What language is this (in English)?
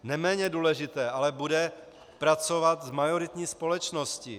Czech